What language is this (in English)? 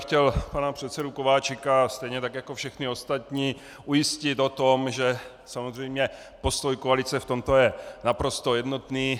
Czech